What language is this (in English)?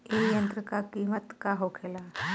Bhojpuri